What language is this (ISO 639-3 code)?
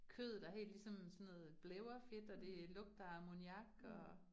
dan